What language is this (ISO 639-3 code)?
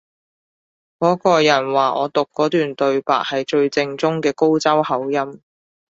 yue